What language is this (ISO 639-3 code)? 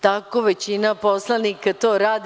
srp